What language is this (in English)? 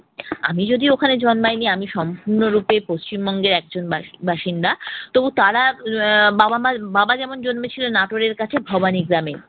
Bangla